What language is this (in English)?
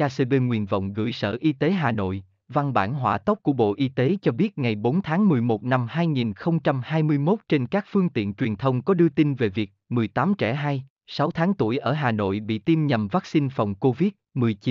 Vietnamese